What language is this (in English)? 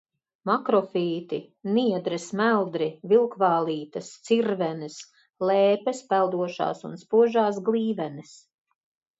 Latvian